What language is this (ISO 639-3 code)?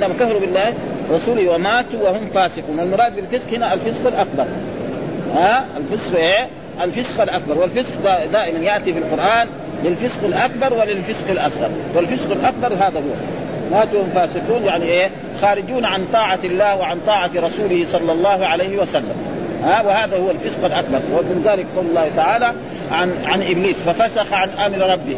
ara